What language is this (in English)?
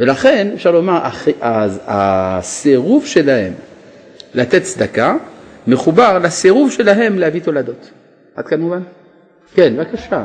Hebrew